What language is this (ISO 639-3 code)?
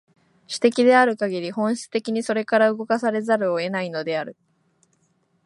jpn